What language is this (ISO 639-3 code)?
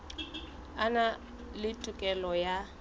sot